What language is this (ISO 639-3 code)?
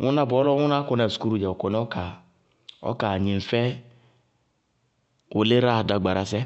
bqg